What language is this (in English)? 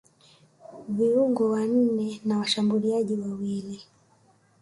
Swahili